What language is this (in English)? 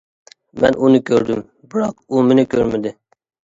Uyghur